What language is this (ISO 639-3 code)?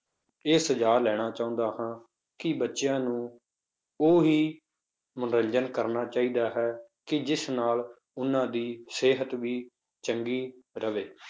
pan